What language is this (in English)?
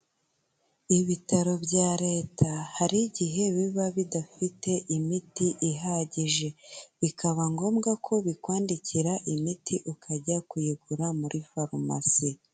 Kinyarwanda